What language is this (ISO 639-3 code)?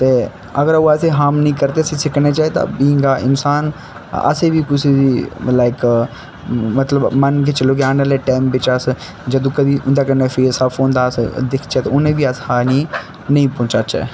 doi